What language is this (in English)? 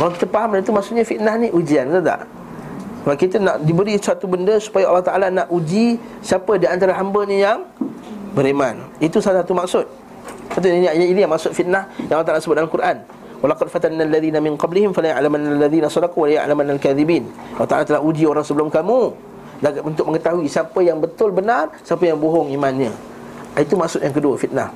Malay